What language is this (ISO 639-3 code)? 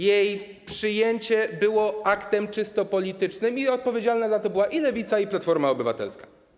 pol